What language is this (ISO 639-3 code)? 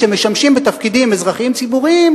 heb